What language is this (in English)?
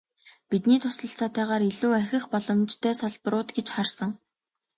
Mongolian